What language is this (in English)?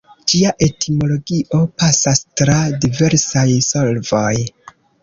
Esperanto